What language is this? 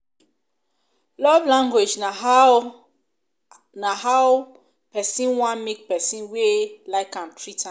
Nigerian Pidgin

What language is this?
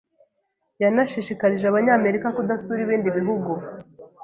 Kinyarwanda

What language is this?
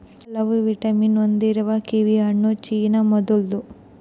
Kannada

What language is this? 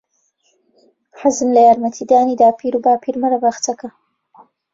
Central Kurdish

